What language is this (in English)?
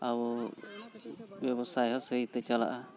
Santali